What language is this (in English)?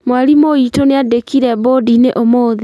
Kikuyu